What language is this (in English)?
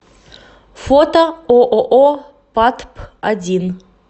Russian